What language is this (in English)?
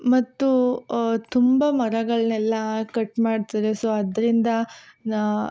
Kannada